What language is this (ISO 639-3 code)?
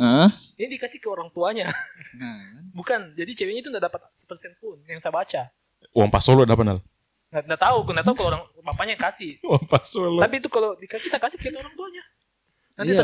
ind